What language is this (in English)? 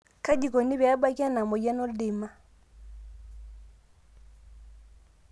Masai